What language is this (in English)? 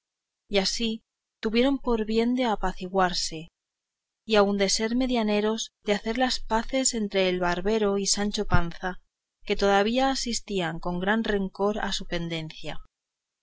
Spanish